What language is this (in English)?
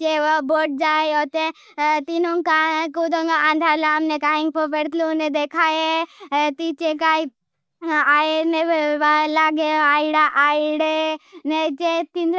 Bhili